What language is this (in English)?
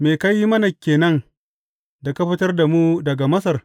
Hausa